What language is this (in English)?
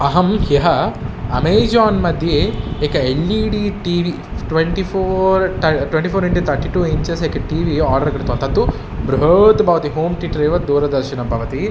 Sanskrit